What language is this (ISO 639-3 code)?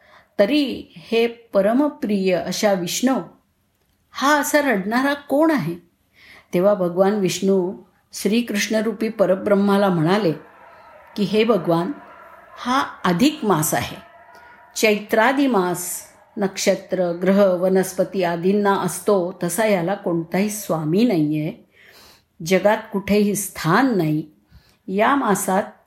mar